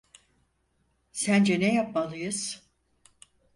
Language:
Turkish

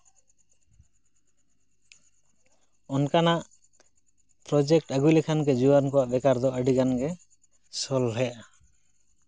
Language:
Santali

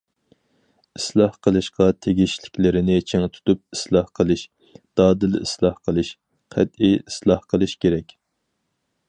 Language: Uyghur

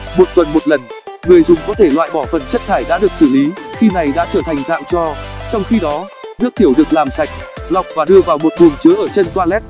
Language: Vietnamese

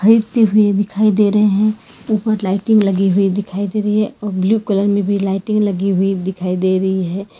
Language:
Hindi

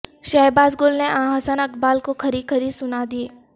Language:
Urdu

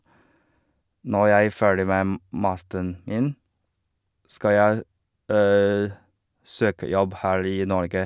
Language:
Norwegian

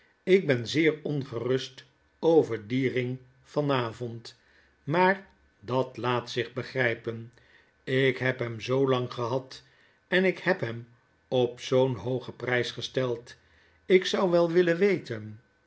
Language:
Dutch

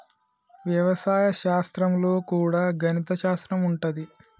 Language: Telugu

